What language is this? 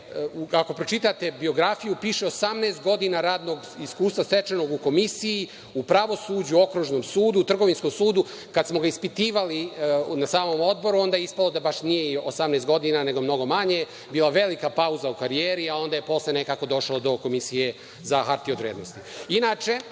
Serbian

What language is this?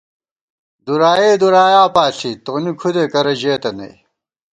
Gawar-Bati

